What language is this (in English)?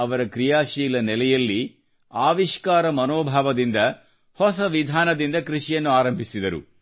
Kannada